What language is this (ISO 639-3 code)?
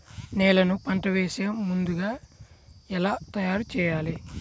tel